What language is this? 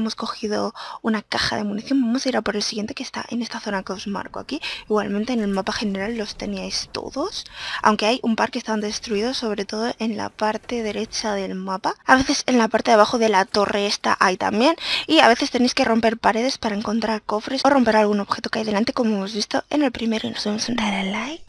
Spanish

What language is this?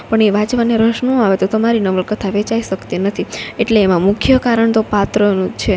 Gujarati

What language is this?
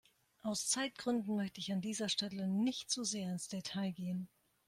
German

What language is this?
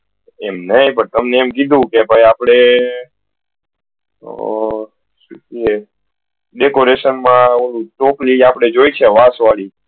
Gujarati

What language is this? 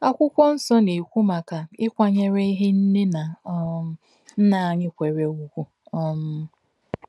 Igbo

